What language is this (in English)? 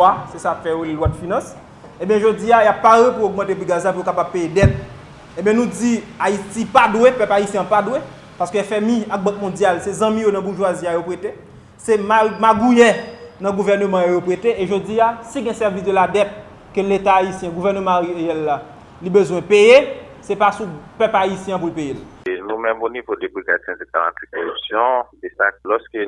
French